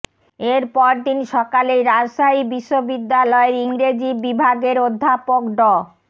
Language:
Bangla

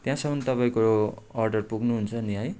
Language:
Nepali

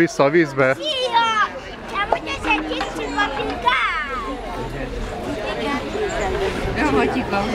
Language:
Hungarian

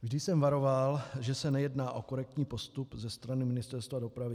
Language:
Czech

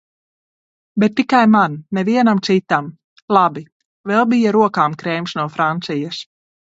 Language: Latvian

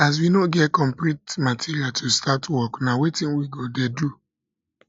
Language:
Nigerian Pidgin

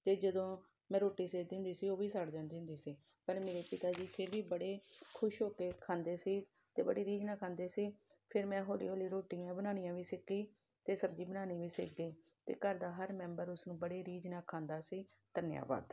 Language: Punjabi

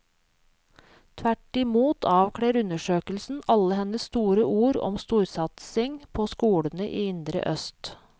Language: Norwegian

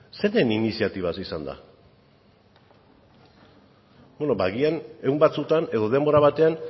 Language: Basque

